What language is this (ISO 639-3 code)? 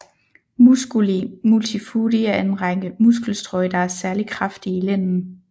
dan